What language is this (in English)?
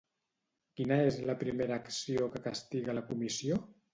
Catalan